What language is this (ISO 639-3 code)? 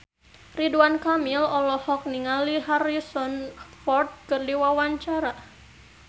sun